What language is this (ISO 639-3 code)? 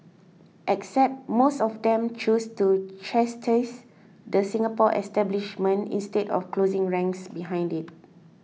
eng